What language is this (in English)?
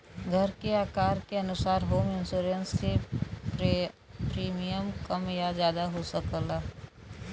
Bhojpuri